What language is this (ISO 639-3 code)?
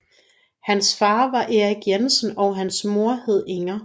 dan